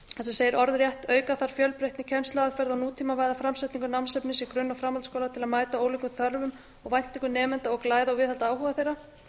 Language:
Icelandic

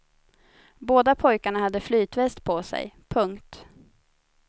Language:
Swedish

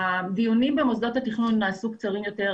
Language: Hebrew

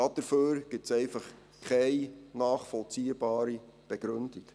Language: Swiss German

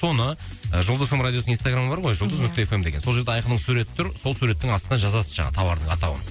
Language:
Kazakh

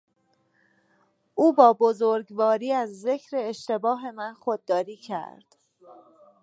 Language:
Persian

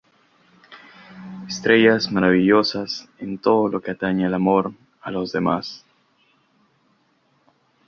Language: Spanish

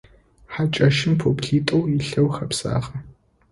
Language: Adyghe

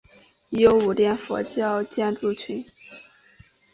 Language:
Chinese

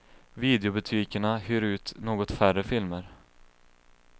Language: Swedish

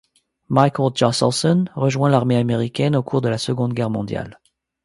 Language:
French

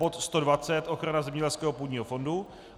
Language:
Czech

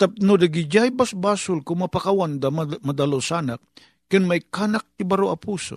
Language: Filipino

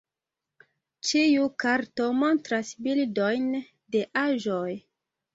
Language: Esperanto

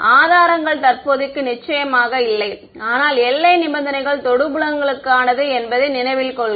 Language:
Tamil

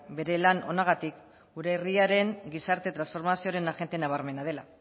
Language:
Basque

